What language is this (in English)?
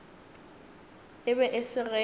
Northern Sotho